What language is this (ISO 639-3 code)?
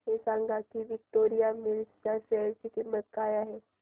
mar